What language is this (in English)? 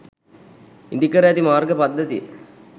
Sinhala